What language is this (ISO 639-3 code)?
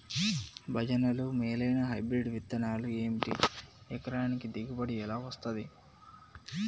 tel